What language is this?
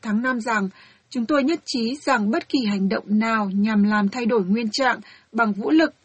Vietnamese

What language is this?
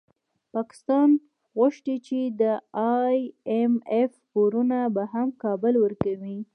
Pashto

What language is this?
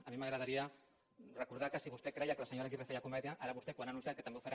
Catalan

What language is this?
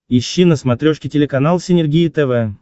Russian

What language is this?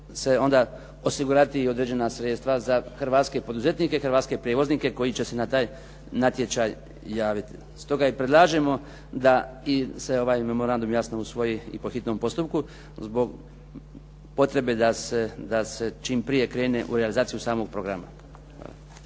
Croatian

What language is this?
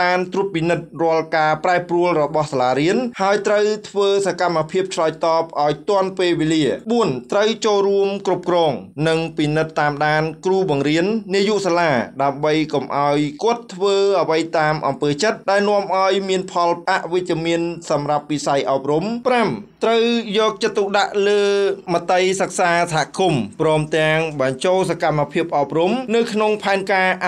Thai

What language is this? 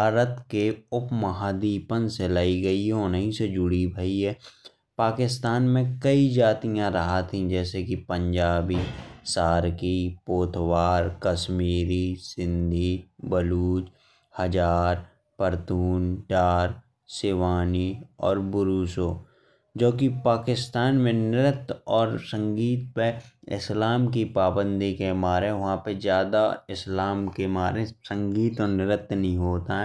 Bundeli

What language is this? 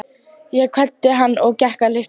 Icelandic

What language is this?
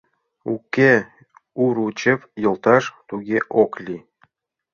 Mari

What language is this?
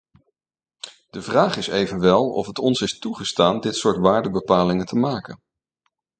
Dutch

